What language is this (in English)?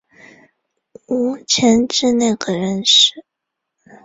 Chinese